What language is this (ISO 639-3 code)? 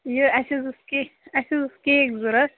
kas